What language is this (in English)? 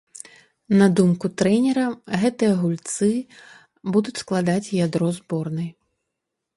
Belarusian